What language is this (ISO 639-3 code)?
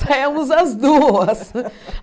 por